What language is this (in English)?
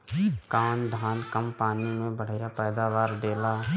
Bhojpuri